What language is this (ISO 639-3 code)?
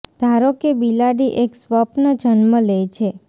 guj